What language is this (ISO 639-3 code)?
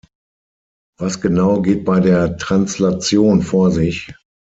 deu